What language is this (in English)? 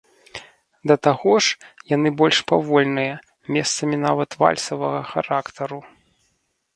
Belarusian